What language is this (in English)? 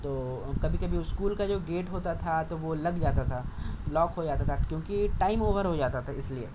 Urdu